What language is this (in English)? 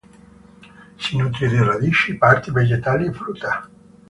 Italian